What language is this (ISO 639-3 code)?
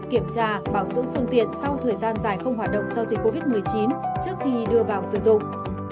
vie